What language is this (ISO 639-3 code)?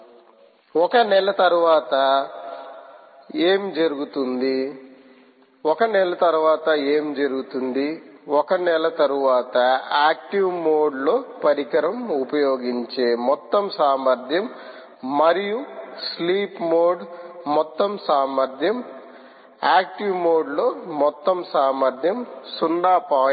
tel